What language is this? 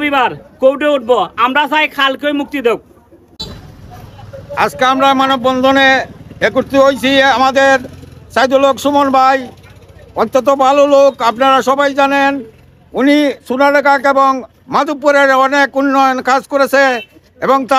Arabic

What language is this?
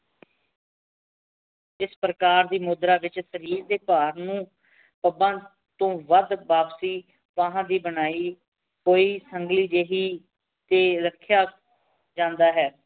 Punjabi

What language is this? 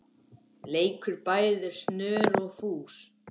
Icelandic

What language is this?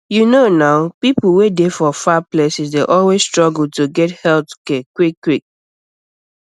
Nigerian Pidgin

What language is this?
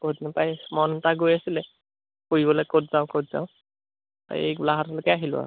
Assamese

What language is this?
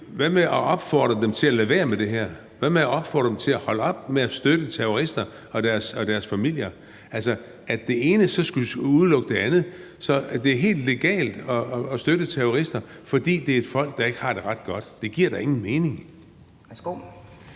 Danish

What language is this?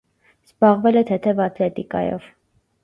Armenian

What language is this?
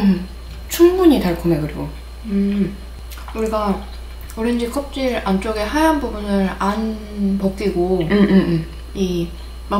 Korean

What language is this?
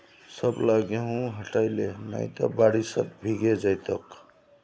Magahi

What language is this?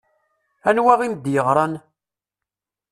Kabyle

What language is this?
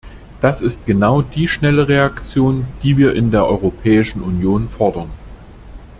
German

